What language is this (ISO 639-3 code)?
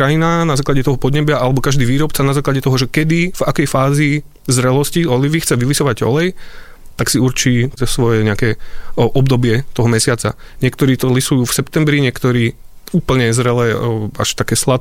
slk